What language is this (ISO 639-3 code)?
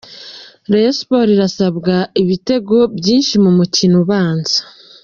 kin